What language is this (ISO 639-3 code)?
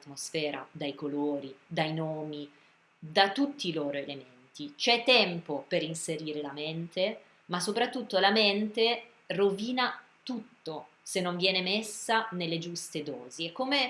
ita